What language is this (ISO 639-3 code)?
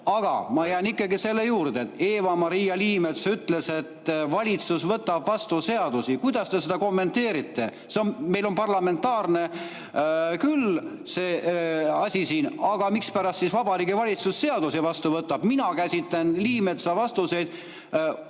est